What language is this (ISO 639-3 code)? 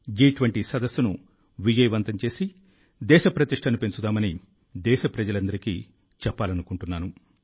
tel